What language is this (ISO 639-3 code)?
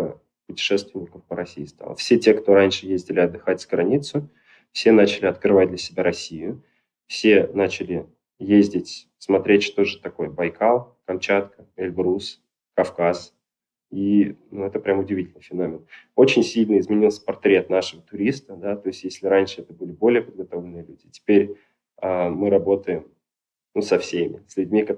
rus